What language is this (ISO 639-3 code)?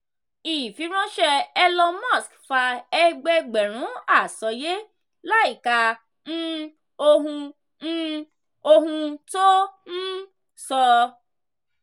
yor